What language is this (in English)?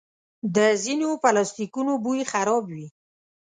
Pashto